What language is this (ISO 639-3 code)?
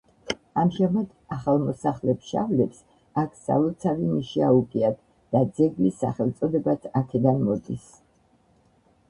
kat